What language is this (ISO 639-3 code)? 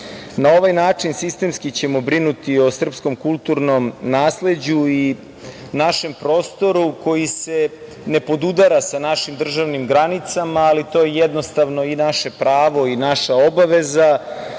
srp